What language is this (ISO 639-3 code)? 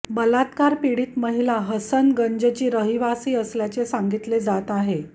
mar